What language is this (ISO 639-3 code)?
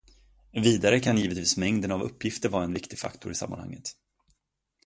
swe